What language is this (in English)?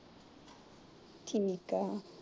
Punjabi